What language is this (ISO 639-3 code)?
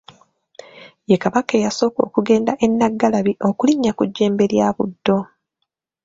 lug